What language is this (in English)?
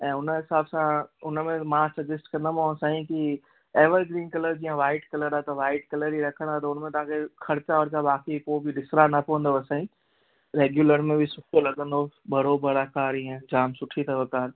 Sindhi